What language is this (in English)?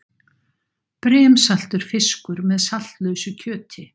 Icelandic